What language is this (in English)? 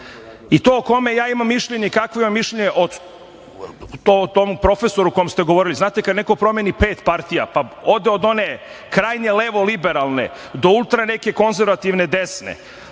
Serbian